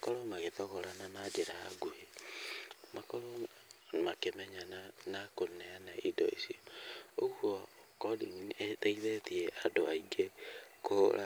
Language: Kikuyu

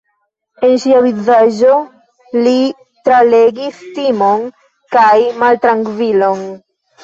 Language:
Esperanto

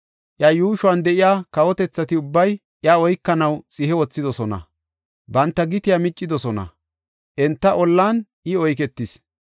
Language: Gofa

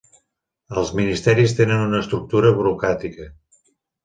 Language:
Catalan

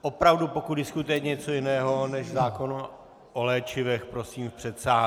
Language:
Czech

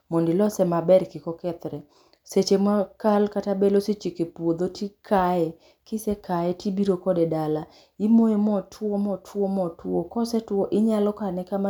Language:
Luo (Kenya and Tanzania)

